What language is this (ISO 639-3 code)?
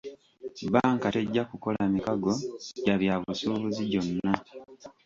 lug